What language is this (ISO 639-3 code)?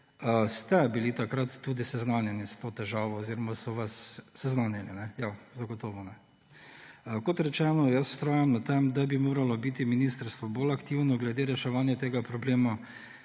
slv